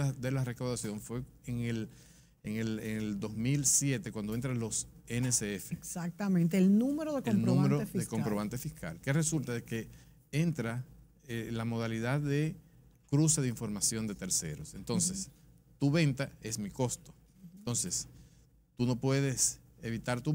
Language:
Spanish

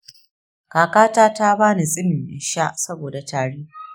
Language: Hausa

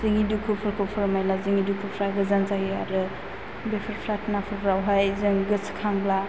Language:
Bodo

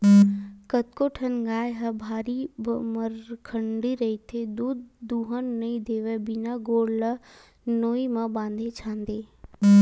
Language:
Chhattisgarhi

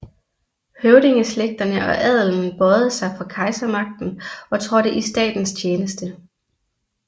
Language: Danish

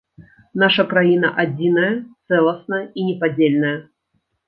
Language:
Belarusian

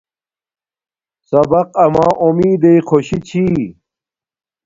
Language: Domaaki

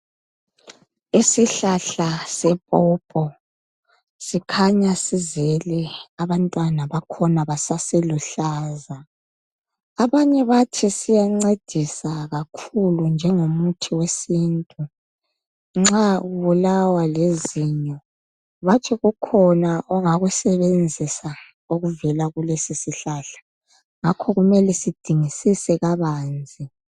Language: North Ndebele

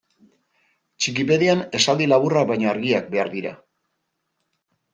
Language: Basque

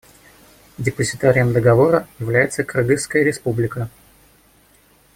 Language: Russian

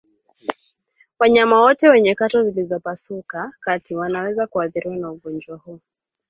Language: Swahili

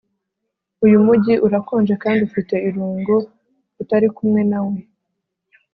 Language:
Kinyarwanda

